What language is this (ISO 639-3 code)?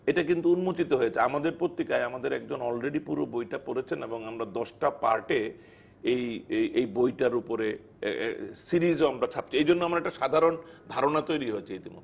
ben